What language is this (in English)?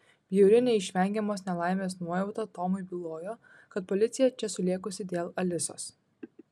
Lithuanian